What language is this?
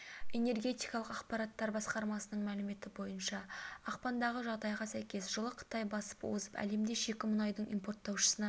Kazakh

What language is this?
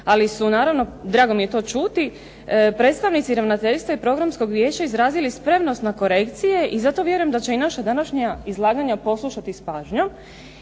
Croatian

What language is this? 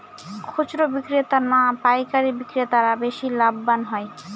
Bangla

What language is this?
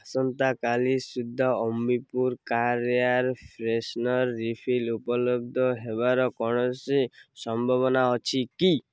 Odia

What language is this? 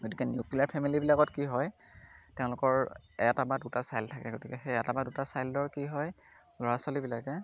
Assamese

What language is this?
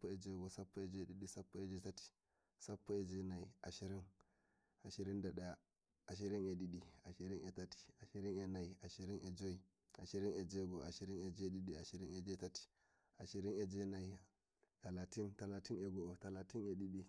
Nigerian Fulfulde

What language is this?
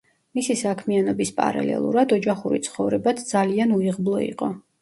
Georgian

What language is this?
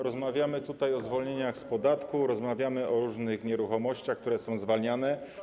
Polish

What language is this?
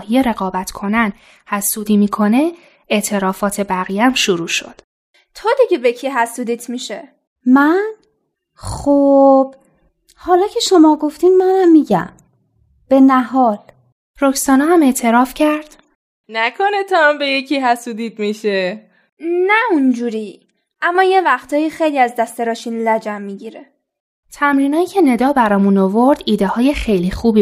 Persian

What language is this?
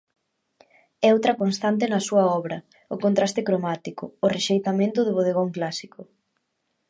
Galician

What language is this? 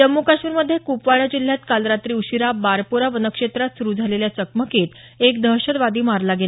Marathi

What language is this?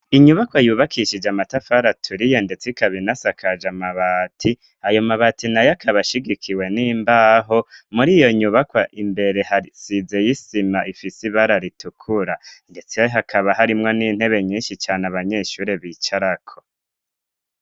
Rundi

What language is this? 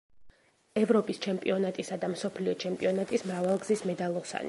Georgian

